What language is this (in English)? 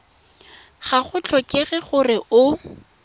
Tswana